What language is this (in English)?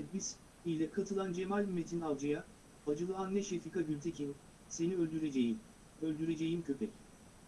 Turkish